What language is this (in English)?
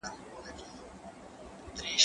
Pashto